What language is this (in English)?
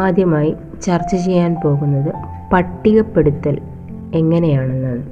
Malayalam